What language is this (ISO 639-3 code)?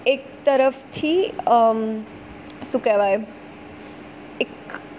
guj